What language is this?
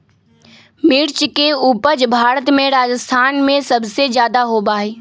Magahi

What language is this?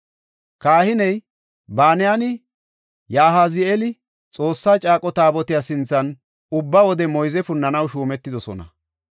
Gofa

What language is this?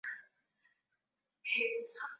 Swahili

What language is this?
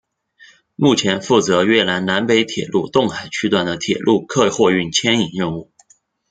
Chinese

